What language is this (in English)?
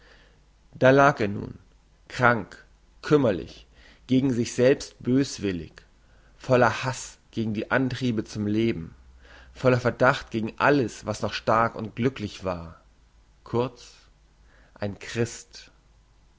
German